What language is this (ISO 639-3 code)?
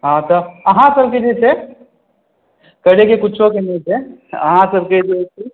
mai